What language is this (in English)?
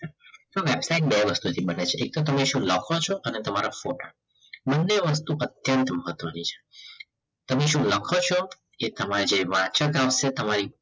Gujarati